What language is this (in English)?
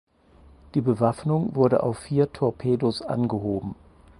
German